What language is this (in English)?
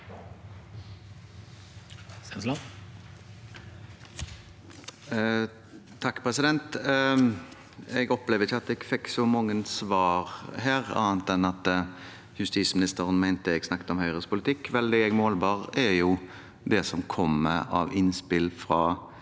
Norwegian